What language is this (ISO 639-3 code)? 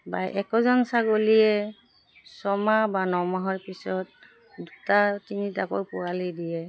asm